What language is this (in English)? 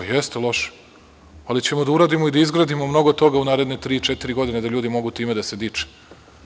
Serbian